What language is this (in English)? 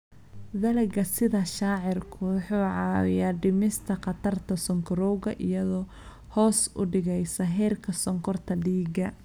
Somali